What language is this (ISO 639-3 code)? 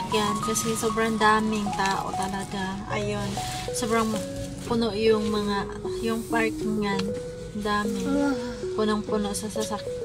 fil